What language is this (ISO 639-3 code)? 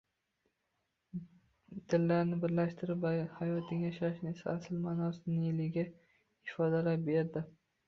uzb